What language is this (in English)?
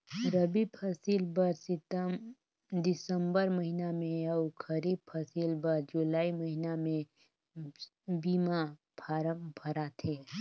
Chhattisgarhi